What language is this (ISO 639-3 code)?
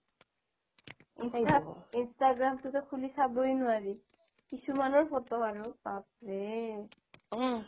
asm